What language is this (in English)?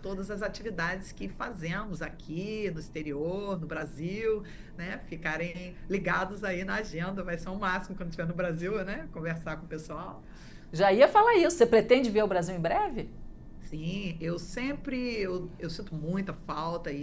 Portuguese